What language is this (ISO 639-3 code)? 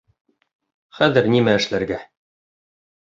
bak